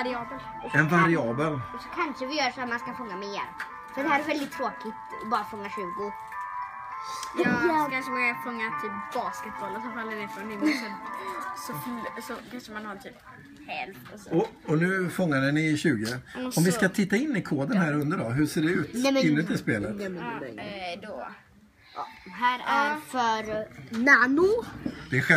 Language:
Swedish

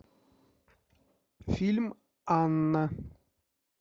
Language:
Russian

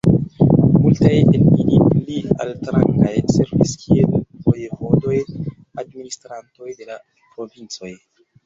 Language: Esperanto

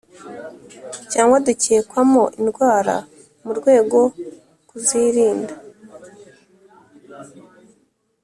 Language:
Kinyarwanda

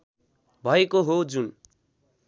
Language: Nepali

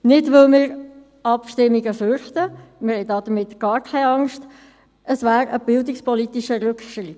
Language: Swiss German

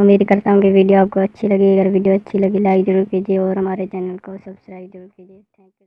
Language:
Hindi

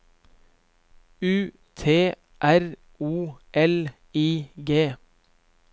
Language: Norwegian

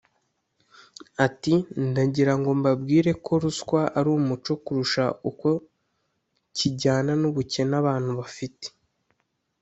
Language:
Kinyarwanda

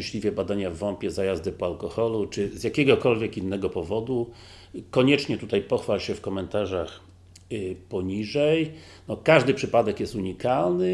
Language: Polish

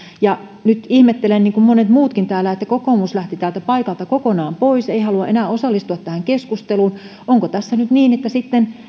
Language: Finnish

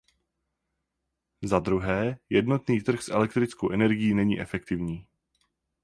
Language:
Czech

